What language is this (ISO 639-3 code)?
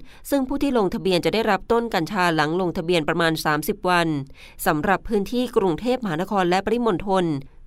tha